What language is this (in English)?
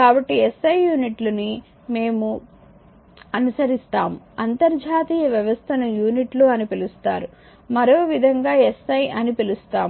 Telugu